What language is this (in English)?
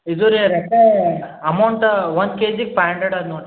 Kannada